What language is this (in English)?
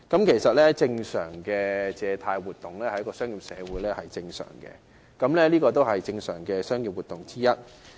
Cantonese